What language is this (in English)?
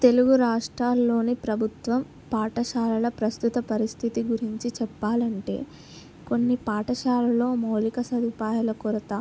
Telugu